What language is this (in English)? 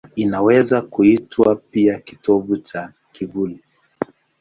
Swahili